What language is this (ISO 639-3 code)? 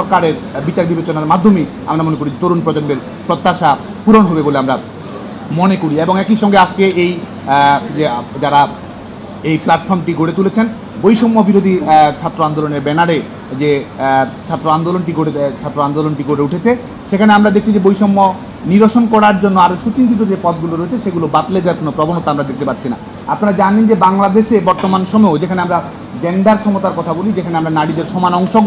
ben